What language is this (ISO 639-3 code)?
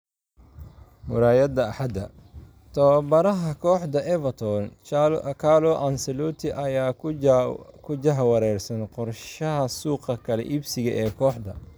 som